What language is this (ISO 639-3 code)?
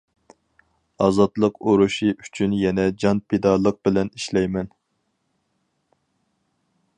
uig